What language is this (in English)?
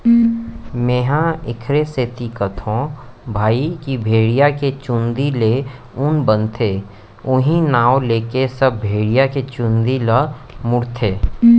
Chhattisgarhi